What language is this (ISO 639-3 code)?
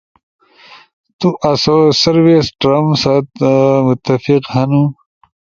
ush